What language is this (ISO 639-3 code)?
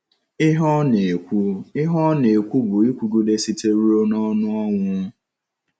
ibo